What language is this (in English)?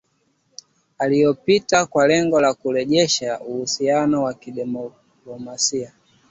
Swahili